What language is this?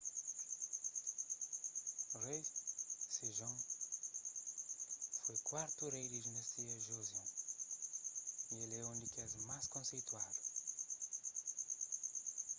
Kabuverdianu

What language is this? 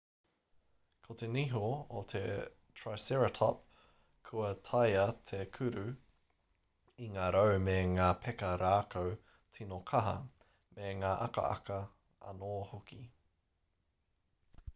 Māori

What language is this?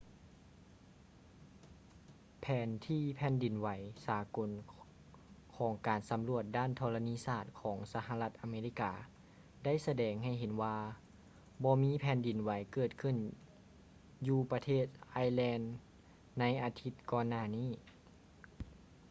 Lao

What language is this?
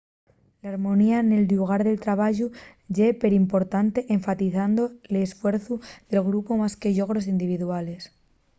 Asturian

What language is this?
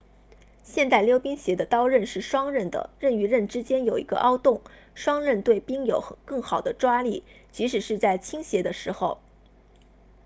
Chinese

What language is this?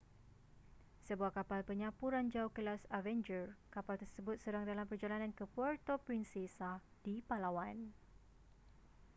Malay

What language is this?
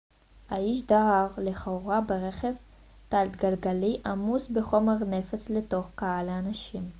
Hebrew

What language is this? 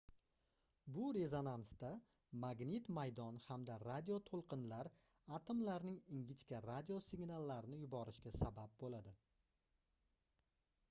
Uzbek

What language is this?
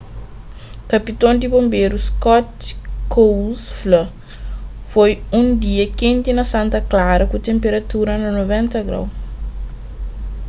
Kabuverdianu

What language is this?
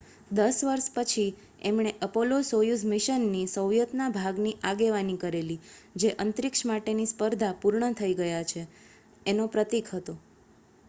Gujarati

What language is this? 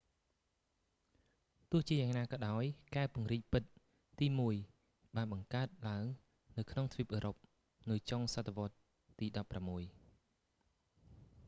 Khmer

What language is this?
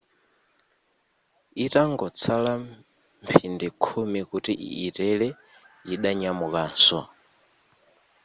Nyanja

